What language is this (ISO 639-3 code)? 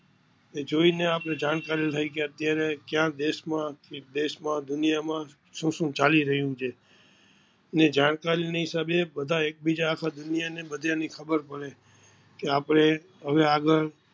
guj